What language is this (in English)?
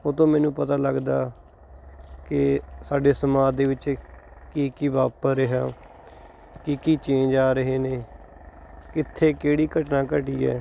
Punjabi